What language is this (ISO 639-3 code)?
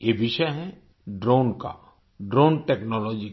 hin